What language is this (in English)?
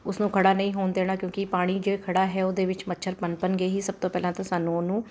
Punjabi